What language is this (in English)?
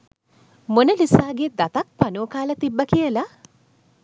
Sinhala